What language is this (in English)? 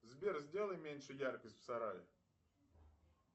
Russian